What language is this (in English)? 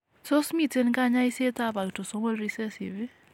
Kalenjin